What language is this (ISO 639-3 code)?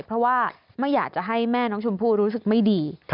tha